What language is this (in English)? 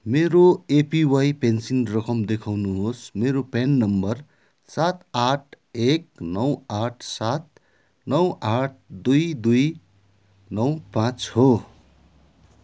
Nepali